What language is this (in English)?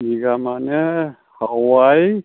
Bodo